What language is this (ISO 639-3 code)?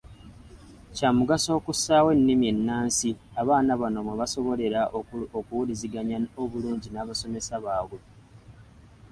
lug